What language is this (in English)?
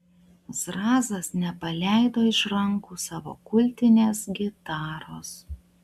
Lithuanian